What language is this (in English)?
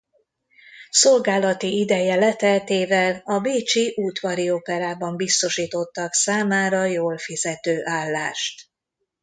Hungarian